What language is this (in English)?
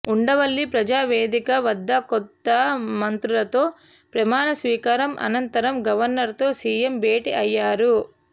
Telugu